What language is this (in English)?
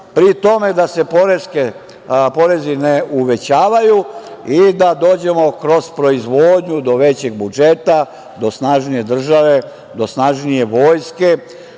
Serbian